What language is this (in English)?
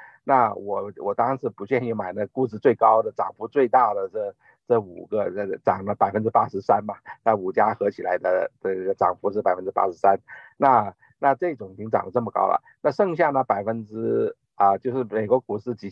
Chinese